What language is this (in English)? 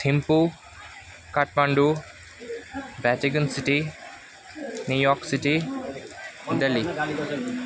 Nepali